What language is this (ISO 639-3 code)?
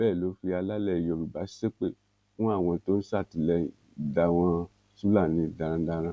yor